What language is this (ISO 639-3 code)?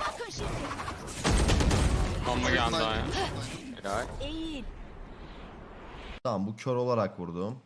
tur